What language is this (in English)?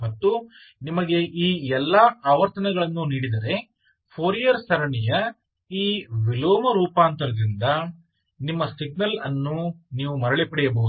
Kannada